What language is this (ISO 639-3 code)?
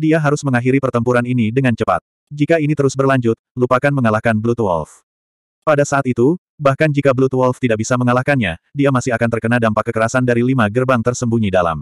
ind